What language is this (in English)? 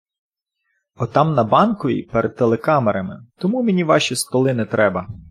Ukrainian